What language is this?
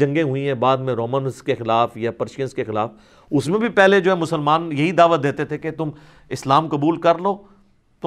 Urdu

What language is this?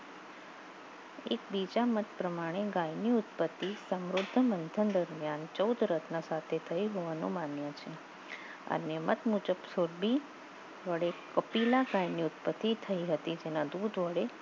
Gujarati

